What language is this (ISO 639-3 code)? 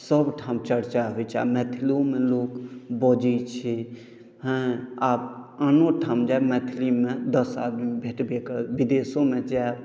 mai